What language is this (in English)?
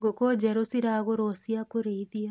Kikuyu